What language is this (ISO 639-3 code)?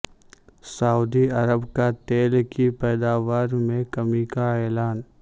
urd